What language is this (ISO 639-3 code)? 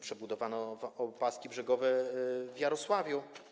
pol